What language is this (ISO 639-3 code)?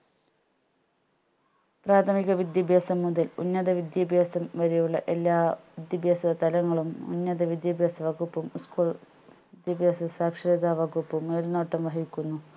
mal